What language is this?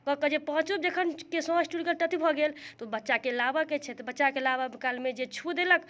Maithili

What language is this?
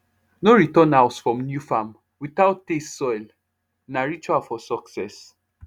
Nigerian Pidgin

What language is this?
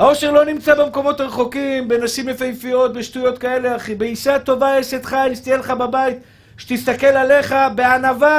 Hebrew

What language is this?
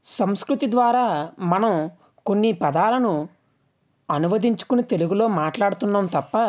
Telugu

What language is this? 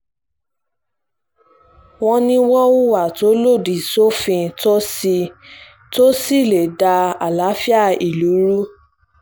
Yoruba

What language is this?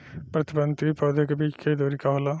Bhojpuri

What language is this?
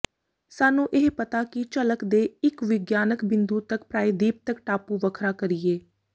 Punjabi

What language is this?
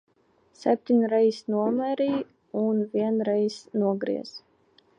Latvian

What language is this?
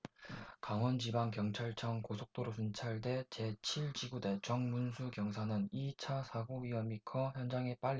Korean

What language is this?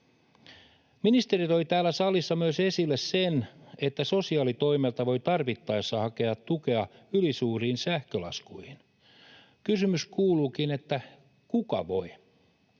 Finnish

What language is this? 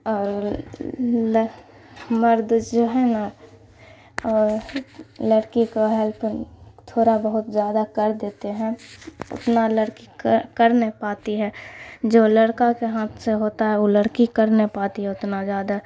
Urdu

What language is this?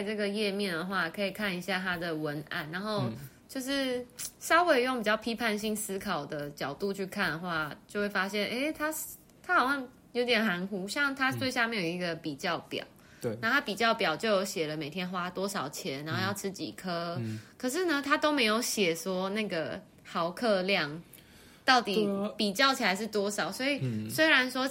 Chinese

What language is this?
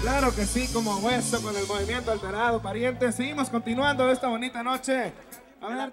Spanish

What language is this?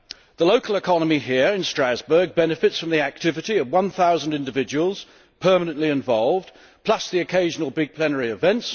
English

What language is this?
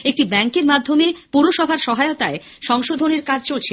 Bangla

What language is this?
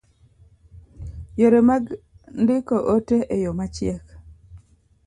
Luo (Kenya and Tanzania)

